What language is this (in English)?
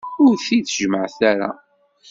Kabyle